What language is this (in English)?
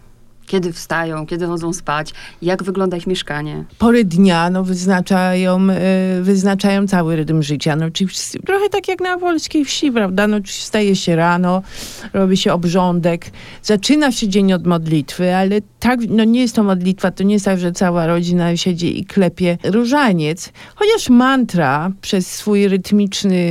Polish